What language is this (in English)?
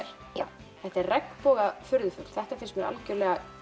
Icelandic